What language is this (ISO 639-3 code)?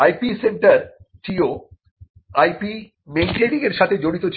ben